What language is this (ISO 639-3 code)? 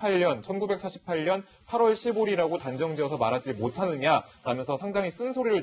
kor